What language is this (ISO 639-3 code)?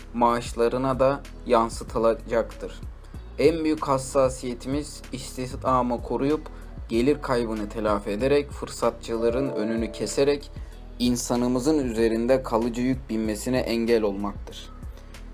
tur